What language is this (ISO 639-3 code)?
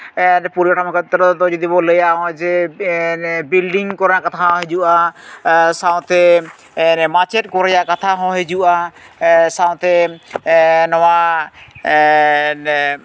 sat